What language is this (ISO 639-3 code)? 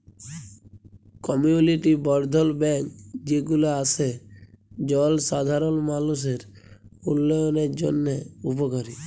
ben